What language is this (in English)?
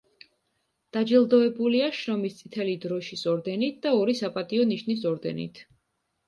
Georgian